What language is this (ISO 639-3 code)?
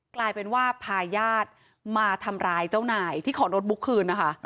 tha